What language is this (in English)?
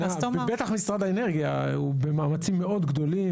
Hebrew